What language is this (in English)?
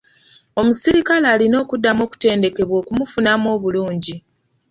Ganda